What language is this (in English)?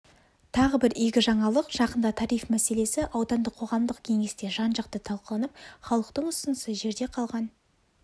Kazakh